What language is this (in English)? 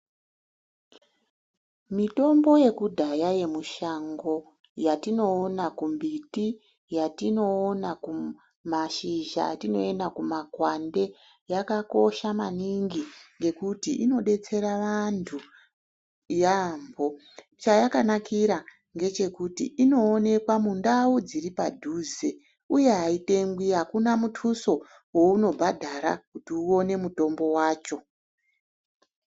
Ndau